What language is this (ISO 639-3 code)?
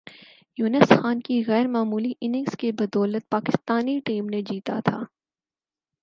urd